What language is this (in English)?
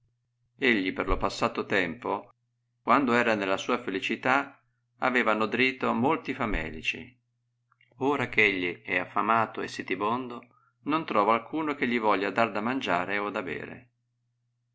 Italian